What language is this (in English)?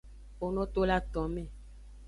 Aja (Benin)